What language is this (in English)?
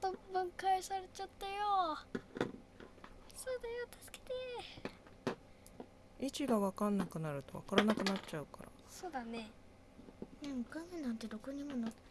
Japanese